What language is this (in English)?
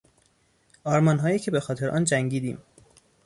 Persian